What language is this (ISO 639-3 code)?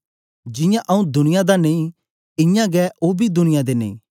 doi